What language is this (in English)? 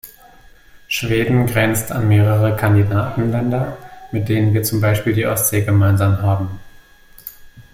German